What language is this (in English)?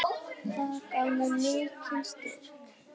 Icelandic